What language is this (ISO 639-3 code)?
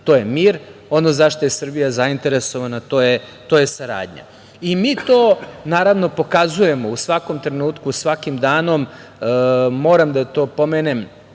srp